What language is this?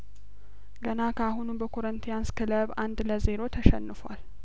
Amharic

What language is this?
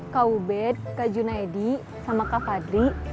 Indonesian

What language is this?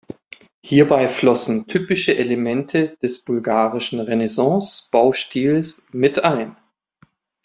German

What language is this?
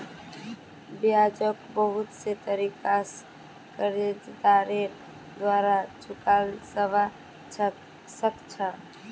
Magahi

